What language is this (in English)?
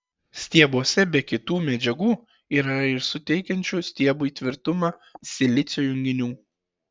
Lithuanian